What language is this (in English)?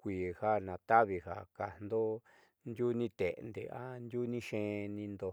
Southeastern Nochixtlán Mixtec